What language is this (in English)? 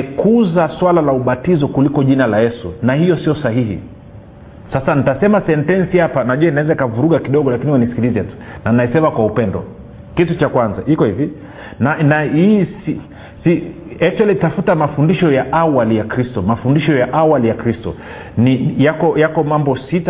Swahili